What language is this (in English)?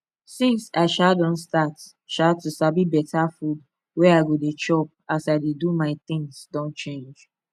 Nigerian Pidgin